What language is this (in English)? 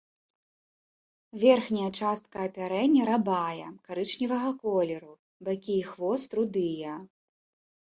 Belarusian